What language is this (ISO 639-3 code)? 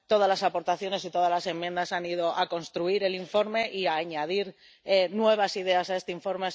spa